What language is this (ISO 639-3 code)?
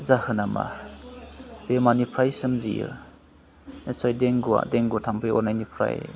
brx